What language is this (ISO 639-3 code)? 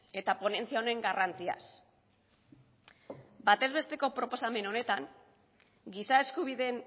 eus